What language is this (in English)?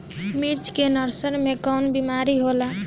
Bhojpuri